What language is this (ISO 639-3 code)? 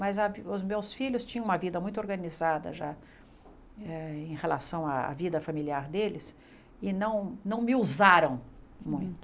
por